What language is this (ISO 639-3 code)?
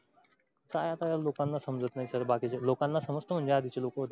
mar